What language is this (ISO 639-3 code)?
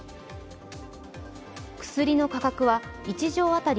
jpn